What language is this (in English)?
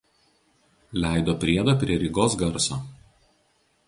Lithuanian